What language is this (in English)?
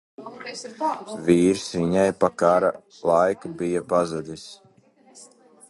Latvian